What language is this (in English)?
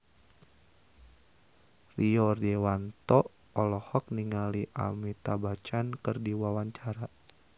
Sundanese